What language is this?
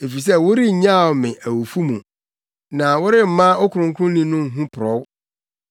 Akan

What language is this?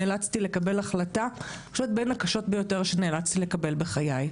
Hebrew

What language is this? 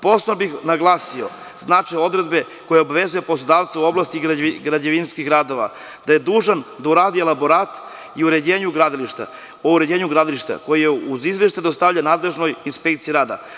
Serbian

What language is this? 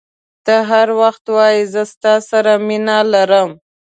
Pashto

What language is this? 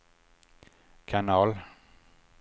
Swedish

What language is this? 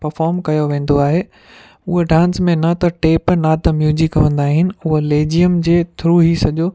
Sindhi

